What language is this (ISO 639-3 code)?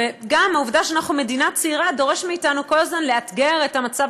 heb